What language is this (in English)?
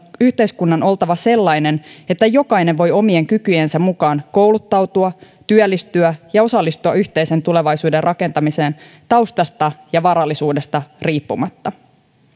Finnish